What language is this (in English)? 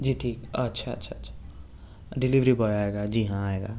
Urdu